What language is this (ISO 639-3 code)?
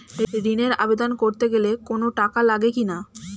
ben